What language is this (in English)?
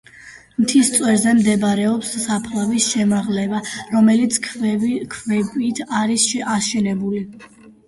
Georgian